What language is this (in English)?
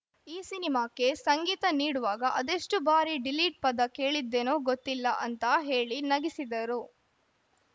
Kannada